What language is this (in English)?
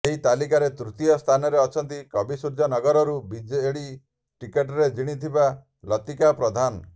Odia